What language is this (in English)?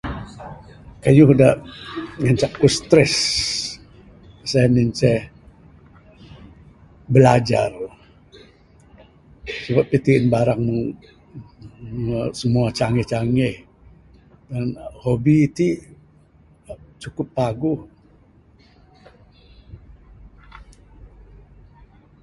Bukar-Sadung Bidayuh